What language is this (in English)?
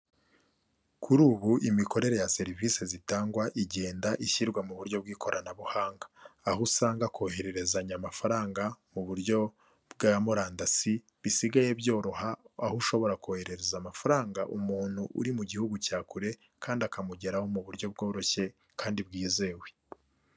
Kinyarwanda